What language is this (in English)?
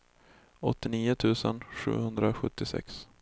Swedish